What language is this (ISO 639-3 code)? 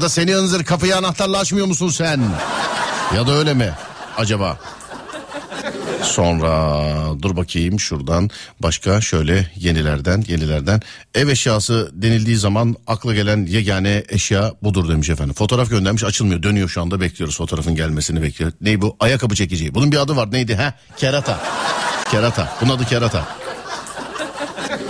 tur